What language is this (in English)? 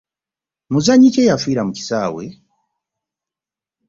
Ganda